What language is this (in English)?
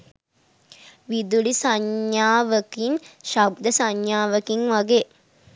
Sinhala